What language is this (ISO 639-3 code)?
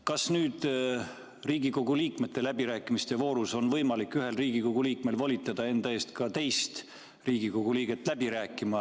est